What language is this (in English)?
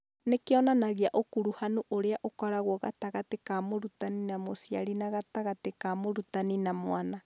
Kikuyu